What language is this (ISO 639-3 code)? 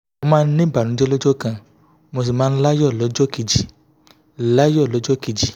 yor